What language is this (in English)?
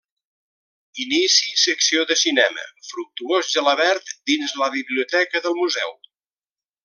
Catalan